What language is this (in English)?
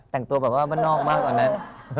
Thai